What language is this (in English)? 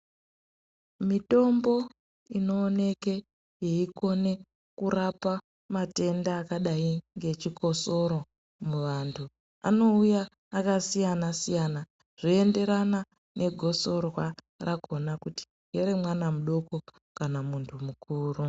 Ndau